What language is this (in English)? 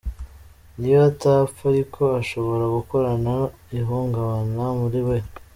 Kinyarwanda